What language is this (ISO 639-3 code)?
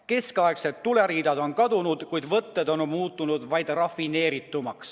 est